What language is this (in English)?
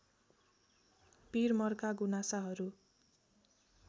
Nepali